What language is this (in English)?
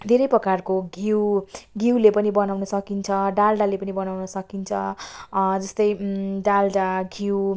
Nepali